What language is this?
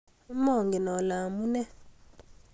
Kalenjin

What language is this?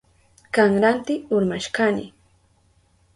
Southern Pastaza Quechua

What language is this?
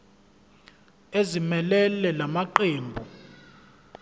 Zulu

